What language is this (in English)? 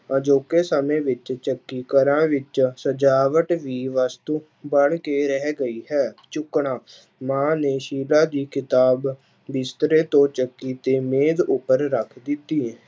Punjabi